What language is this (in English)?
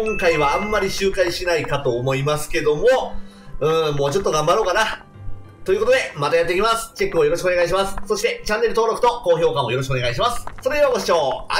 Japanese